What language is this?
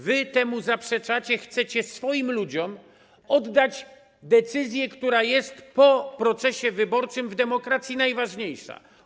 Polish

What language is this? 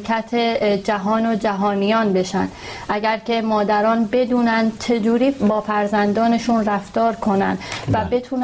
Persian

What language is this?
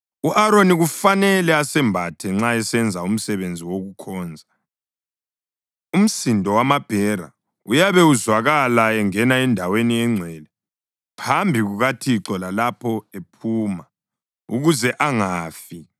North Ndebele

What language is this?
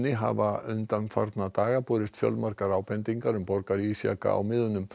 Icelandic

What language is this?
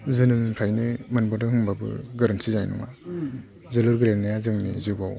Bodo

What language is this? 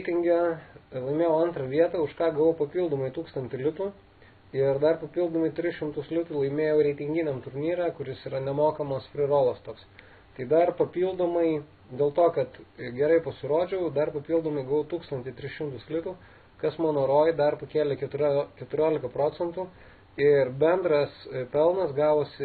Lithuanian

